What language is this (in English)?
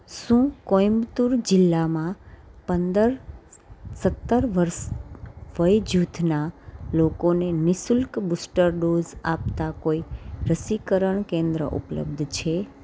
Gujarati